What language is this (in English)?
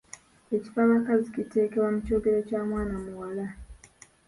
Ganda